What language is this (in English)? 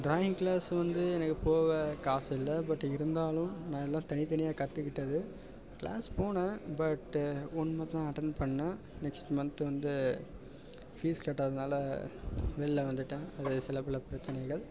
Tamil